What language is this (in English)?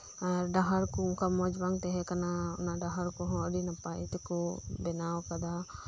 Santali